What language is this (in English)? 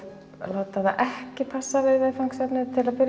Icelandic